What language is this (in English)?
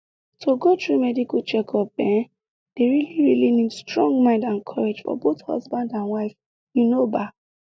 Nigerian Pidgin